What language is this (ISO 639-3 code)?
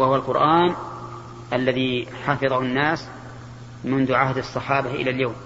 ara